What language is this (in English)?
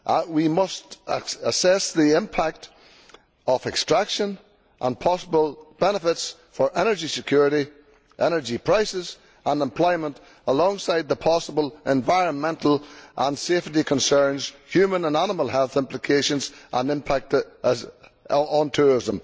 English